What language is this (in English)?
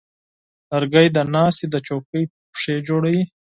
Pashto